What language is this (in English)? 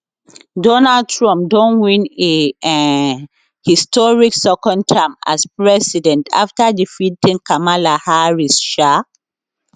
Nigerian Pidgin